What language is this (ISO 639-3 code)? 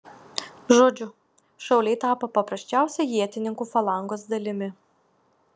lit